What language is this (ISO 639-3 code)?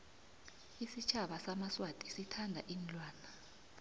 nbl